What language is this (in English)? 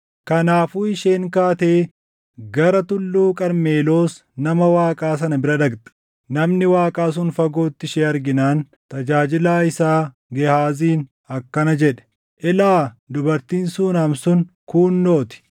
Oromo